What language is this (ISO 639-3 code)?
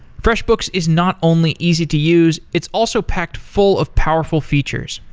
eng